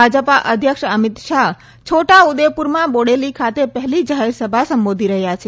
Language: Gujarati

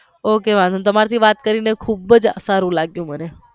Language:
Gujarati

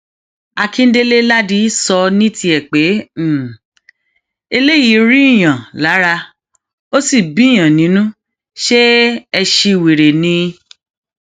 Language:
Yoruba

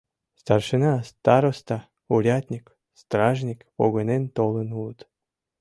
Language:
Mari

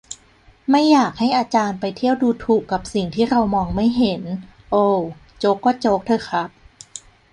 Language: Thai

